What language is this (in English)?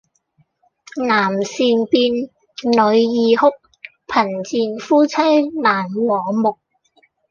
Cantonese